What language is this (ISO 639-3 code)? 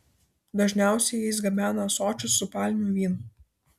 lit